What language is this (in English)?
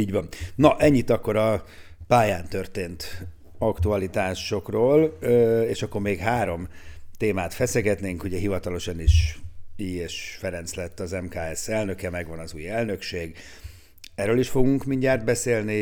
Hungarian